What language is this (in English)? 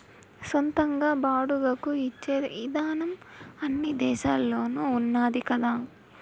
Telugu